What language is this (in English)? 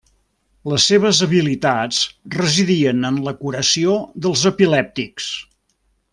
Catalan